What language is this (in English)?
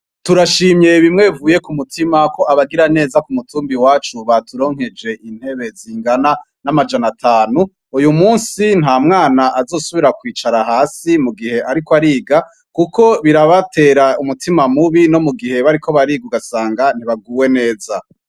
Rundi